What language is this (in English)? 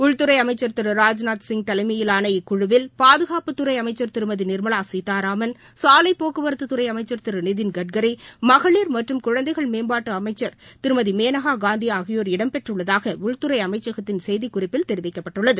Tamil